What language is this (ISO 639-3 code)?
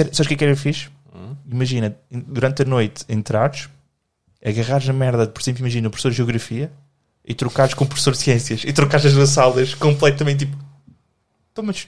por